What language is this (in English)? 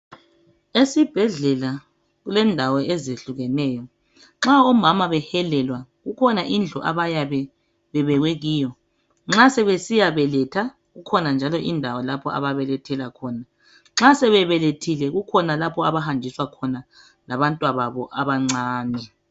North Ndebele